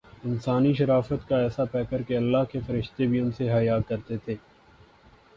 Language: Urdu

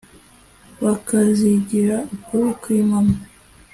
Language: Kinyarwanda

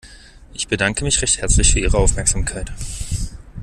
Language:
German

